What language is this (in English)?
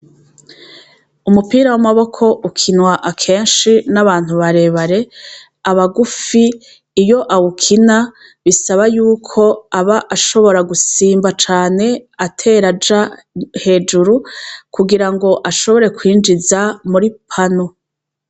Rundi